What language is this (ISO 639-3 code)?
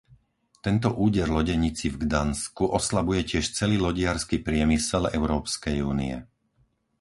slk